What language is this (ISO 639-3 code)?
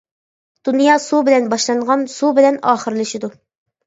uig